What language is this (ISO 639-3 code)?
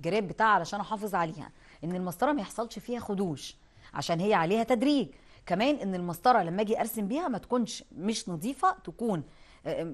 ara